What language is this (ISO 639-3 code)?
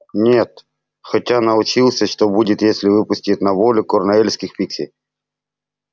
rus